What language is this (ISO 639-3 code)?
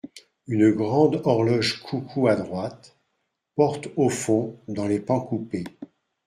fra